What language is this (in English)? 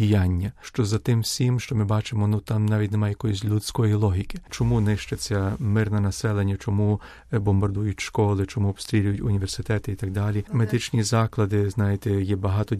Ukrainian